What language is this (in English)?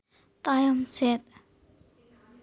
Santali